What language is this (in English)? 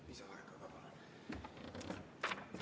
Estonian